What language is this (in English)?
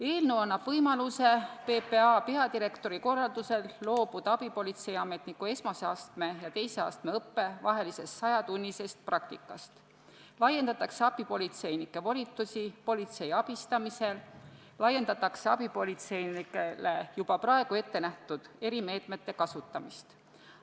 Estonian